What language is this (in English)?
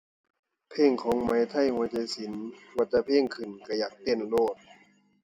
Thai